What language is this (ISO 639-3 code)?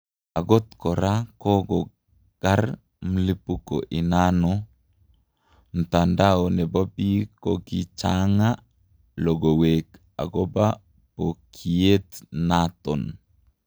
kln